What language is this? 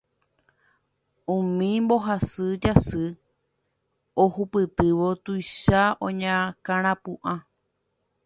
Guarani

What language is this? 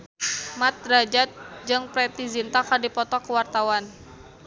Sundanese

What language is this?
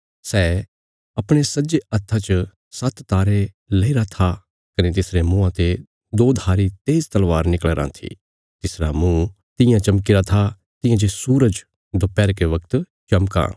Bilaspuri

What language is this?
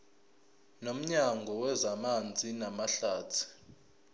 Zulu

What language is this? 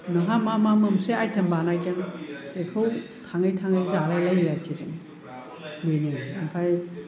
Bodo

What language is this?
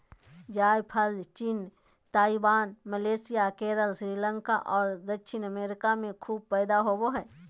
Magahi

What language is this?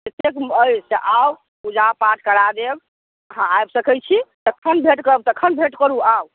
Maithili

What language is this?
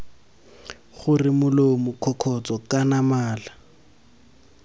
Tswana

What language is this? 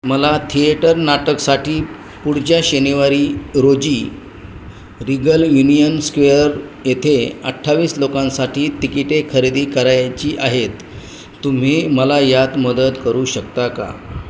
Marathi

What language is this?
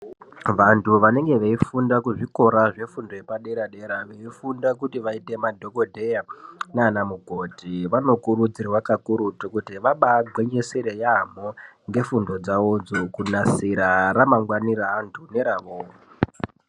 Ndau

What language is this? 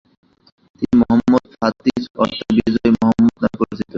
Bangla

